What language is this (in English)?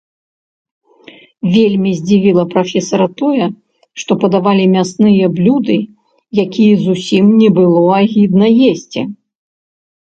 Belarusian